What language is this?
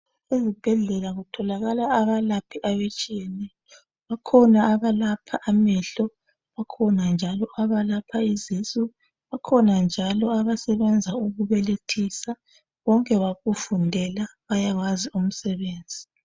North Ndebele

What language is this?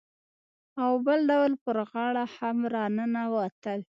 Pashto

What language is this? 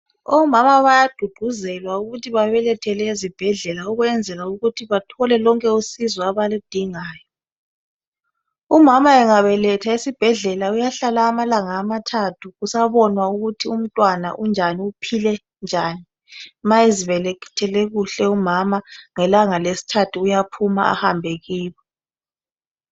North Ndebele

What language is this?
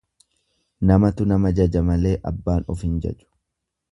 Oromo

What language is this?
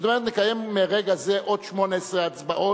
Hebrew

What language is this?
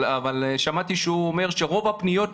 Hebrew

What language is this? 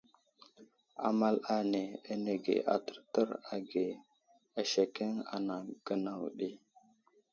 Wuzlam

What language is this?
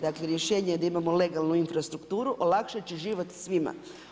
Croatian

